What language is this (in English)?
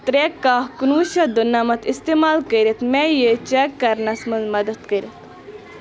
Kashmiri